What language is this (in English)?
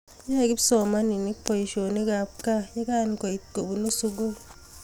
Kalenjin